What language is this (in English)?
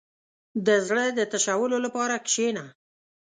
Pashto